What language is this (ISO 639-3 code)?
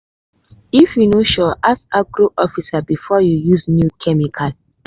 pcm